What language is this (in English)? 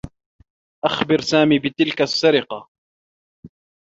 Arabic